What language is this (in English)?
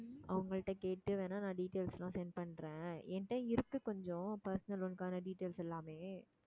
Tamil